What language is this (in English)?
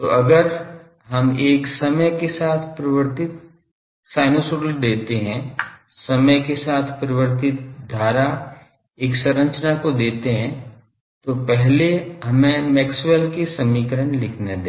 Hindi